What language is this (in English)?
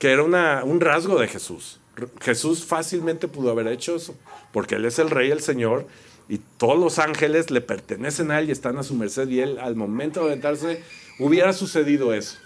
Spanish